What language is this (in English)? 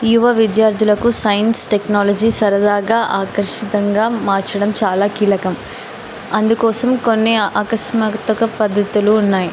Telugu